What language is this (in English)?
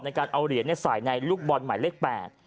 Thai